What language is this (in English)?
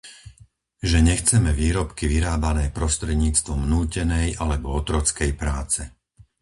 Slovak